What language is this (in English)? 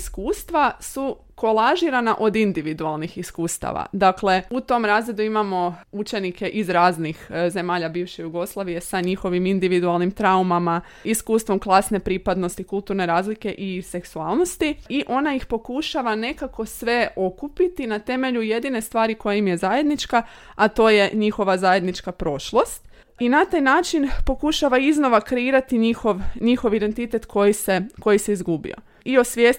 Croatian